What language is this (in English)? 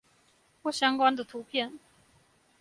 Chinese